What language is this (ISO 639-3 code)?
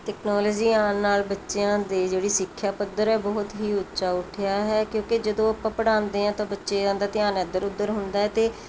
pan